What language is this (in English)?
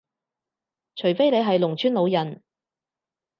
Cantonese